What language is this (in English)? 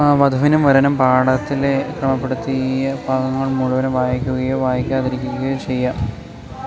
Malayalam